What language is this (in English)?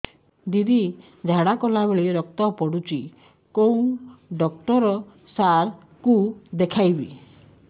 Odia